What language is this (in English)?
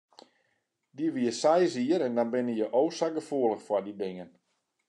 Western Frisian